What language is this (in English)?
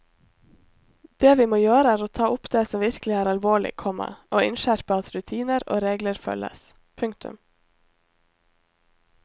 Norwegian